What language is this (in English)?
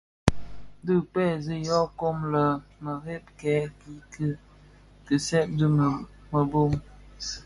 Bafia